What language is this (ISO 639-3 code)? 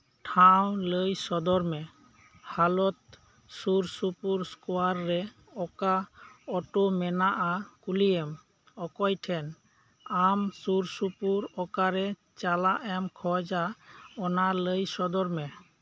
sat